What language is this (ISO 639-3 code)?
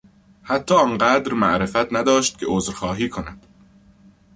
fas